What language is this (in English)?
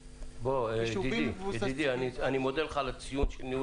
Hebrew